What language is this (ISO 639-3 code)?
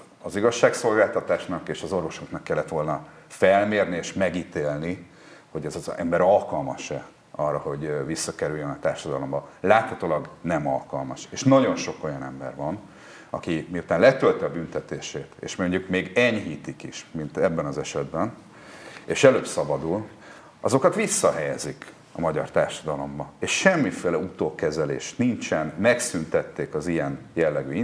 hun